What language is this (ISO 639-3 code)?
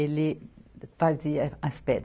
por